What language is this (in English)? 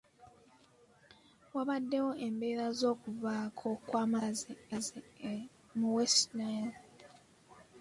Ganda